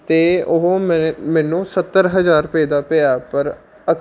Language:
Punjabi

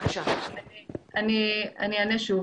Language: Hebrew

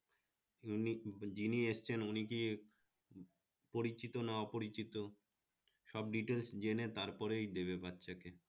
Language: Bangla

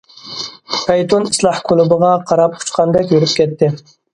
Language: Uyghur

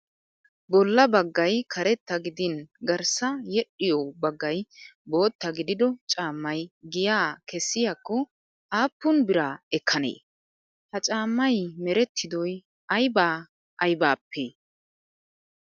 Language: Wolaytta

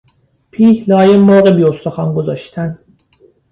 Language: Persian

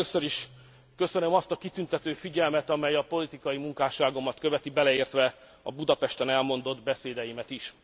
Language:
Hungarian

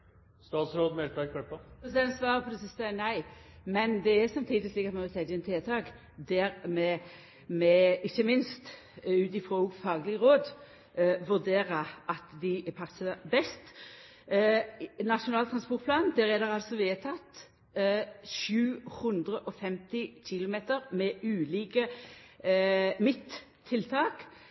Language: Norwegian Nynorsk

